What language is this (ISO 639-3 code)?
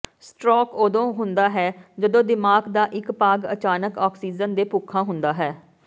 pan